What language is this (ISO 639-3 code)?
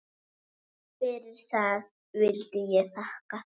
isl